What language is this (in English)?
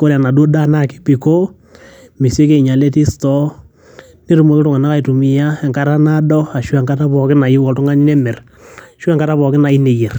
Masai